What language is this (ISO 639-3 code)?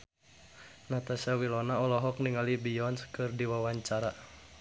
sun